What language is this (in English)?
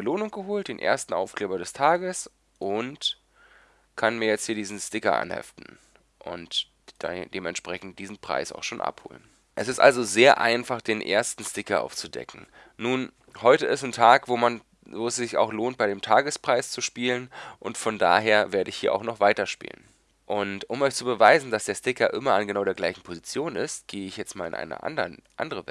German